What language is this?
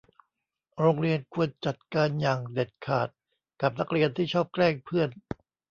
Thai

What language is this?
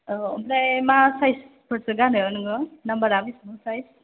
Bodo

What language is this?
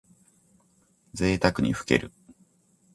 Japanese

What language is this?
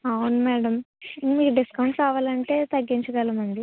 Telugu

